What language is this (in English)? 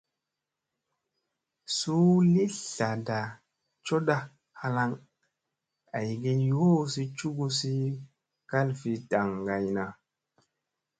Musey